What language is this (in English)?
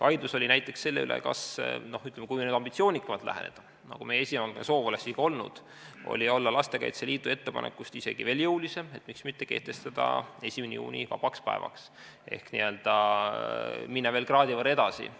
Estonian